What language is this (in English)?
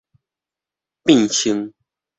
Min Nan Chinese